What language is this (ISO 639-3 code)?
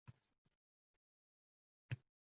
uzb